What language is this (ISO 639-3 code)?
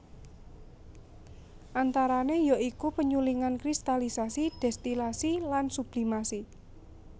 jav